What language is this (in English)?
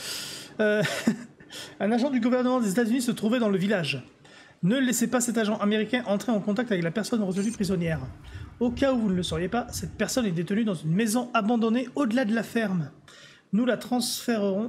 French